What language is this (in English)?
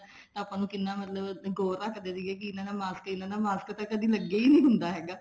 Punjabi